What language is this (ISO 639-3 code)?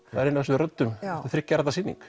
isl